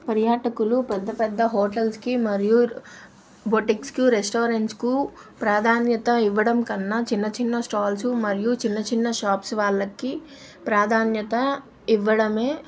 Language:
Telugu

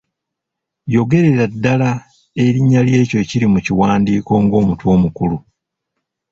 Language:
Ganda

